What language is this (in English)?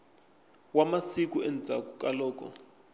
Tsonga